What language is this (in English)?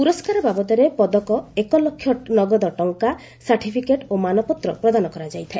Odia